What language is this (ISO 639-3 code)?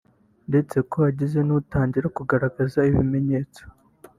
kin